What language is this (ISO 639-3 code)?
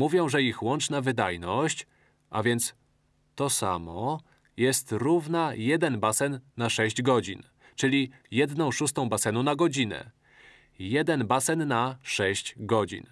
pol